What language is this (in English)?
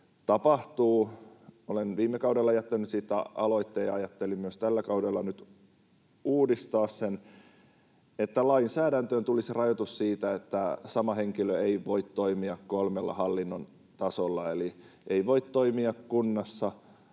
Finnish